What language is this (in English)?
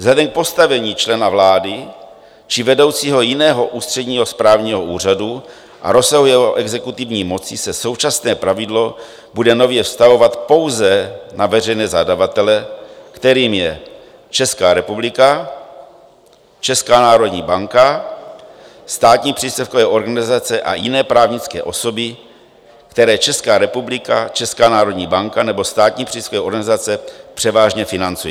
Czech